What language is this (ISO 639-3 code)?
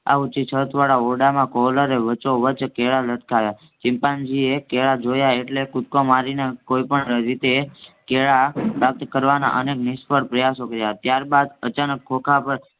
guj